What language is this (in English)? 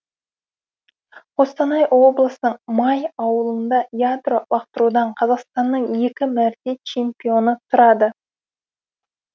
Kazakh